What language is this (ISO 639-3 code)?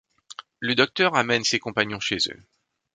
fra